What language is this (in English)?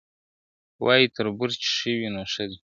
Pashto